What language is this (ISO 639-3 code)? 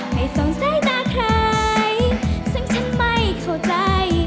tha